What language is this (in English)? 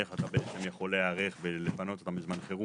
Hebrew